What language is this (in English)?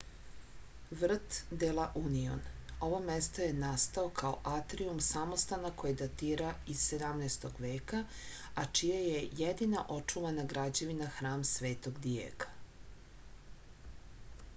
Serbian